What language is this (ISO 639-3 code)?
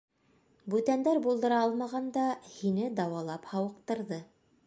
bak